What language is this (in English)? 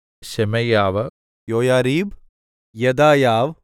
Malayalam